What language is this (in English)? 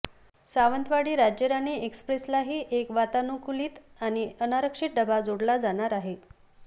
Marathi